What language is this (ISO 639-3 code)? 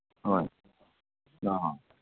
mni